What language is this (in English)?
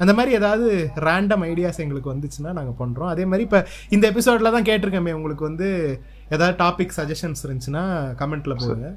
Tamil